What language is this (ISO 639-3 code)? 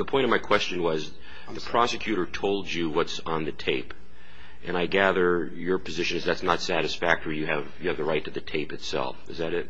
eng